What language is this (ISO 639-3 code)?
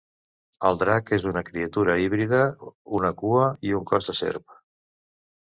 cat